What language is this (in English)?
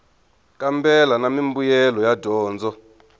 Tsonga